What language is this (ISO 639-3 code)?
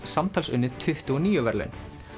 isl